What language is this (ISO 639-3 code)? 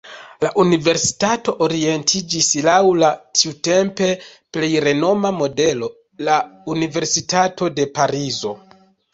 epo